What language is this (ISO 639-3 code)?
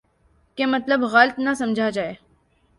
urd